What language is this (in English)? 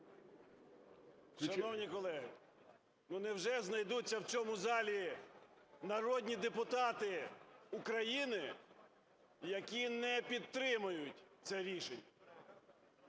Ukrainian